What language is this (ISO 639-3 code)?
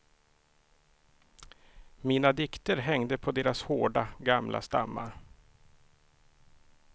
swe